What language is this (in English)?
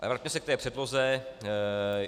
Czech